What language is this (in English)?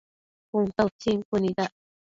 Matsés